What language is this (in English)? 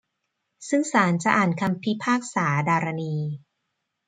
Thai